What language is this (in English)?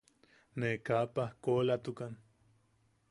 Yaqui